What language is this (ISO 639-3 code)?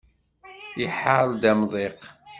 kab